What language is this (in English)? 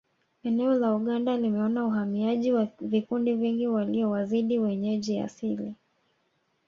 Swahili